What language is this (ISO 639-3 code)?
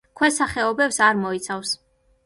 kat